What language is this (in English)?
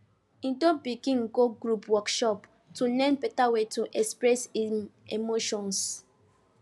Nigerian Pidgin